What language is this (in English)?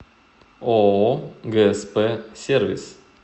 Russian